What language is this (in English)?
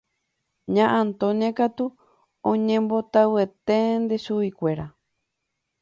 Guarani